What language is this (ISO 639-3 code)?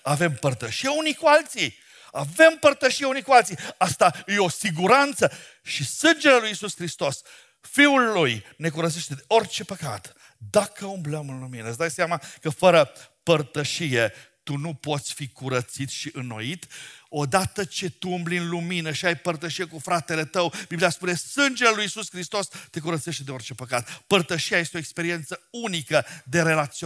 ron